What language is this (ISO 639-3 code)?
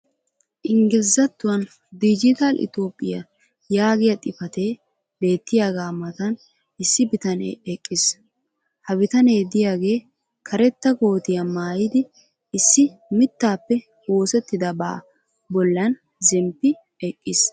wal